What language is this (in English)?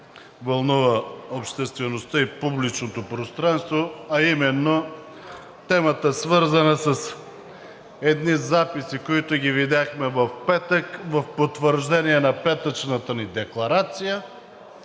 Bulgarian